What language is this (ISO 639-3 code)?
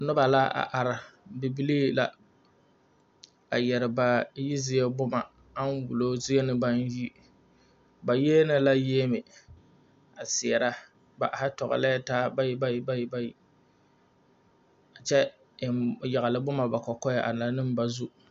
dga